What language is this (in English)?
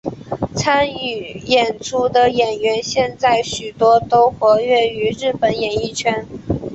Chinese